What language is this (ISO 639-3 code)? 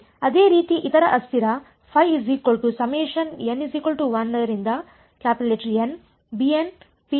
kan